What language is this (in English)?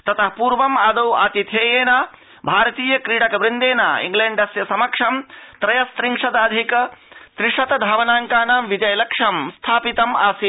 Sanskrit